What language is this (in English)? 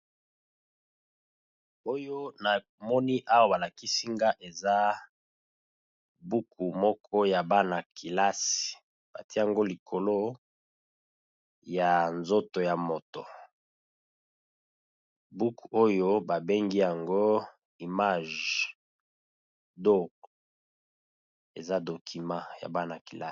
Lingala